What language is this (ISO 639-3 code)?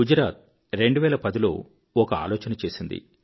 tel